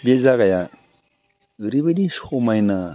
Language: Bodo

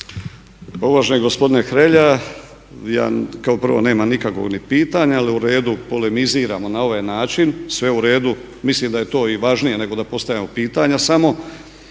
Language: Croatian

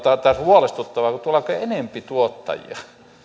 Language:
Finnish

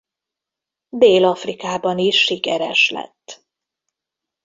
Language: Hungarian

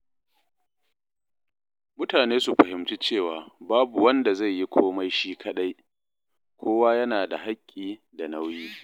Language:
Hausa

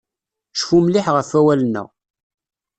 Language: Kabyle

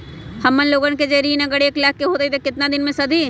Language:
Magahi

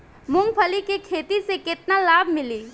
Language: Bhojpuri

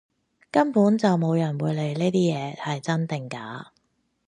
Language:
Cantonese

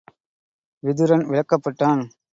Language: Tamil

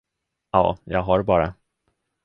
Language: Swedish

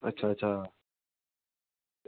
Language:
Dogri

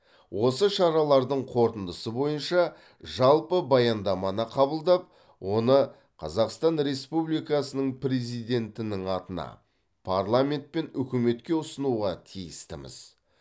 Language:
Kazakh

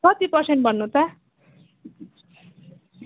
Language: Nepali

